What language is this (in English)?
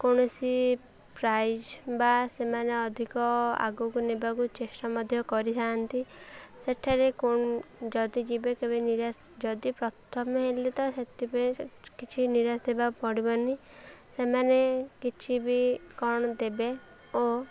Odia